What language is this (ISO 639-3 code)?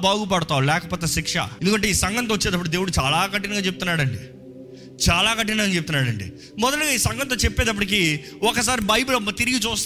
tel